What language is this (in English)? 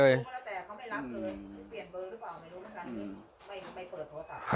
Thai